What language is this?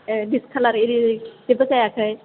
Bodo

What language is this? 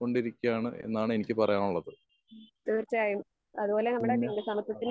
Malayalam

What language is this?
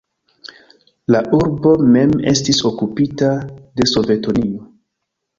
Esperanto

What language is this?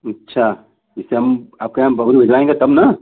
Hindi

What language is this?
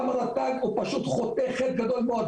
Hebrew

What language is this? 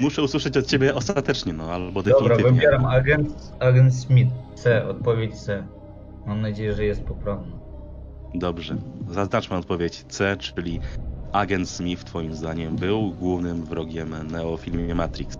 Polish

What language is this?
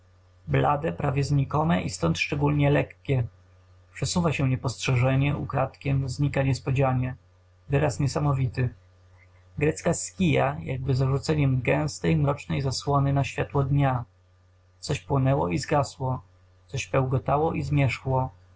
Polish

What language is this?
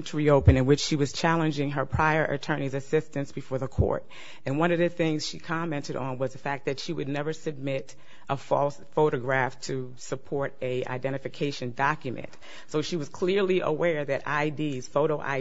English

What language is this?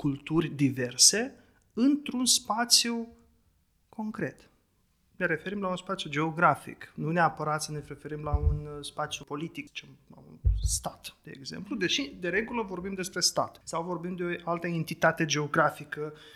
Romanian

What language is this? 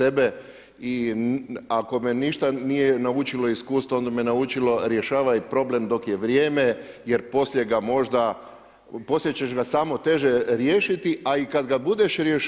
Croatian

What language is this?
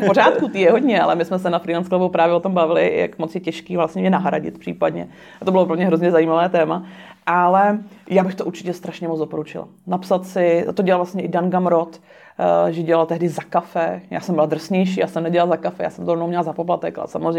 Czech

